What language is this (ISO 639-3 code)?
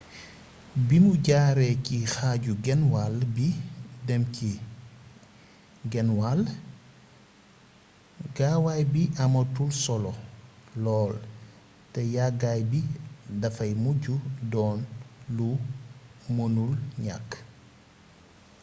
wol